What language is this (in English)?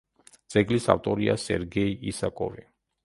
Georgian